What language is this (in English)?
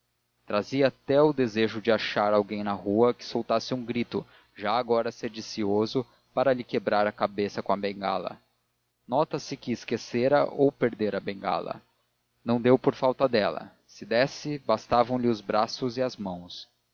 Portuguese